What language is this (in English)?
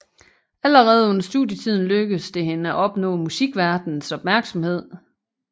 Danish